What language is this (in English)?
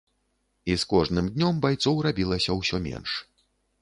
Belarusian